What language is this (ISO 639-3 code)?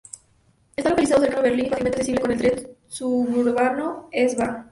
spa